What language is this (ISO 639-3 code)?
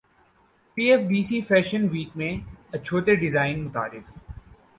urd